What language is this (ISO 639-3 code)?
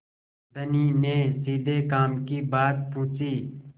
hin